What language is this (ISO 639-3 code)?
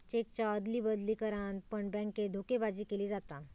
mar